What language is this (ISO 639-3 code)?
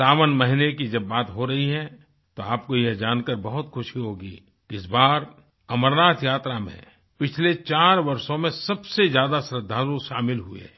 hin